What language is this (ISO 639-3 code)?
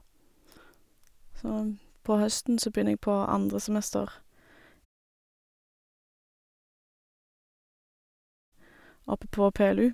nor